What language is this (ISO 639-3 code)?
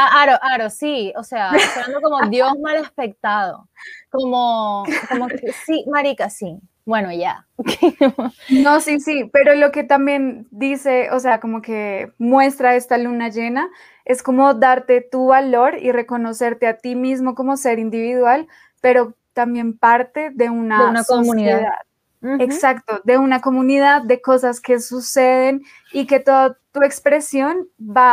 spa